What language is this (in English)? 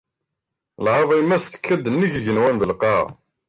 Kabyle